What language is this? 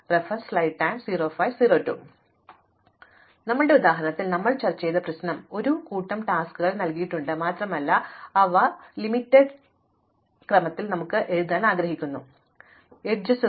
Malayalam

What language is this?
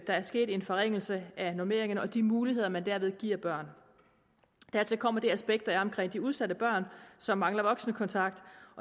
Danish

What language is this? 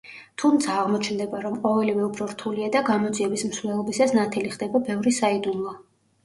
Georgian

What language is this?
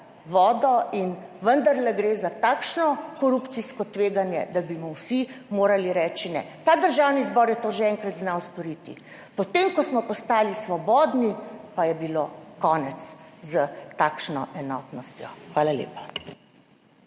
Slovenian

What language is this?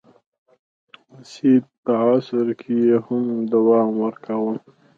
Pashto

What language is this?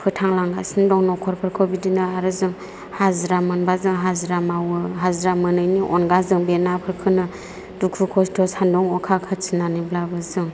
Bodo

